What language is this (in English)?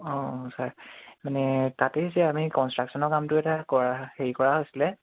Assamese